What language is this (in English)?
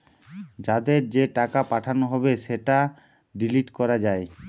Bangla